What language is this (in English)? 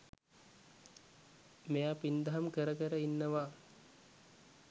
Sinhala